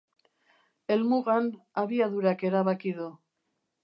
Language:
Basque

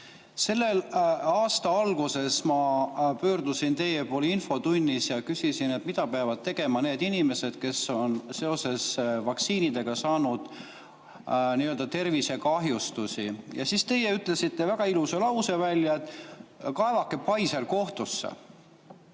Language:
Estonian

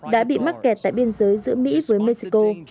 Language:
Vietnamese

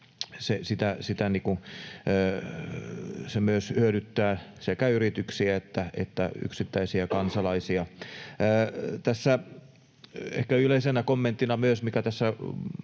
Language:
Finnish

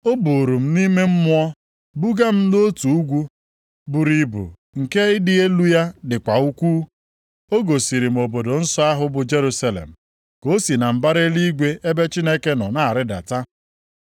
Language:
Igbo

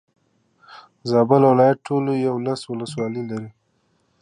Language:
Pashto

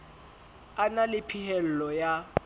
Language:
Southern Sotho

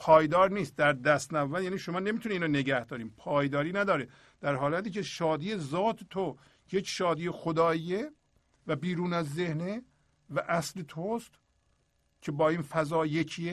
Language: Persian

